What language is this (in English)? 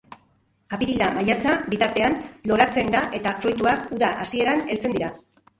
Basque